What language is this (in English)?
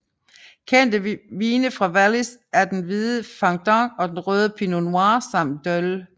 Danish